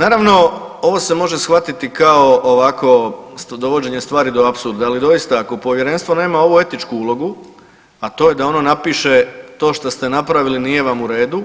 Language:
Croatian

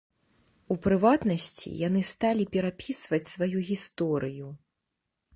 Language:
Belarusian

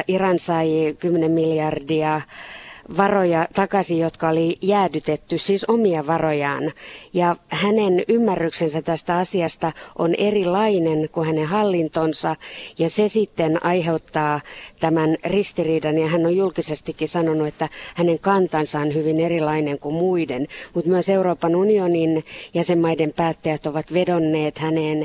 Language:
Finnish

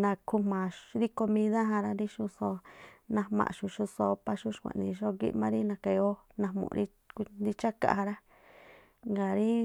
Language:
Tlacoapa Me'phaa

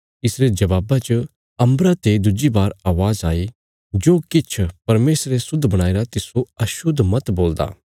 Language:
Bilaspuri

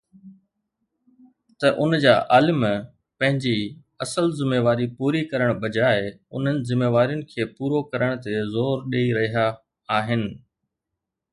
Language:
Sindhi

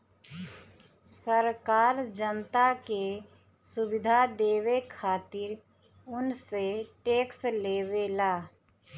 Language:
Bhojpuri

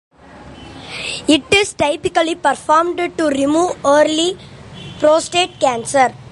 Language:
English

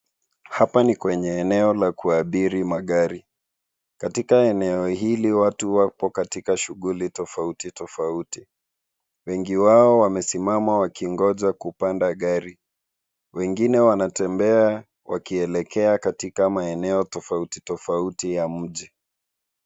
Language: Swahili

